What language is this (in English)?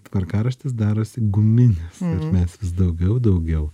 Lithuanian